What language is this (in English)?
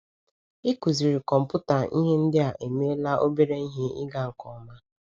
Igbo